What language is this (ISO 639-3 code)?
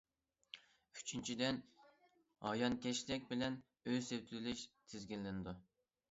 uig